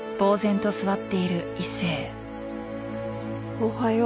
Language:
Japanese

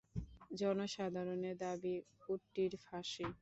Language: Bangla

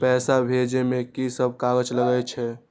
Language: Maithili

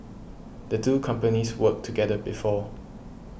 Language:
English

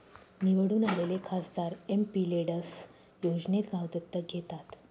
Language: Marathi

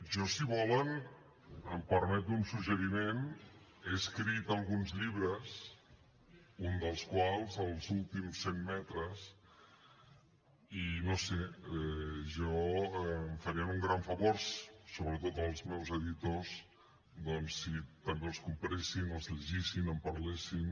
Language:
Catalan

